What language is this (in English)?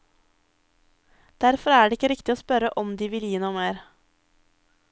Norwegian